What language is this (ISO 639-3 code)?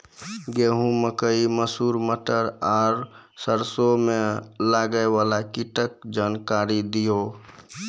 mai